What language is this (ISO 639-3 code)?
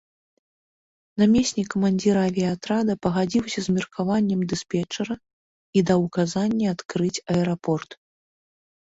bel